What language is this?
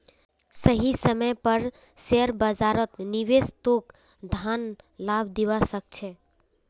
Magahi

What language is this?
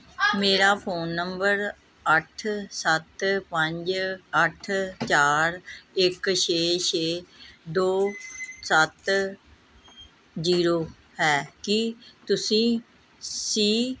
Punjabi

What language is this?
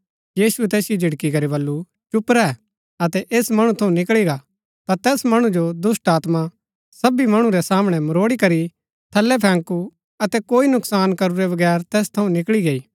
Gaddi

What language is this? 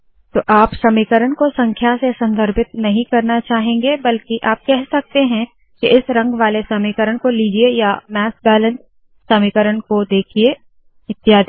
Hindi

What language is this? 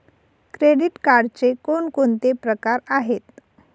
Marathi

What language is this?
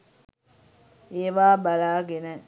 Sinhala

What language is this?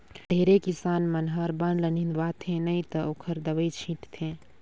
Chhattisgarhi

